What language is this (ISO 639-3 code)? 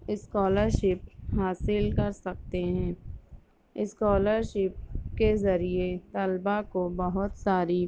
urd